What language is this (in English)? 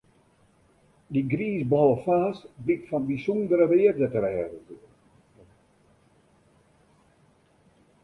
Western Frisian